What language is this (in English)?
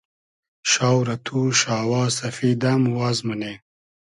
Hazaragi